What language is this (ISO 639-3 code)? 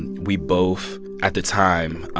eng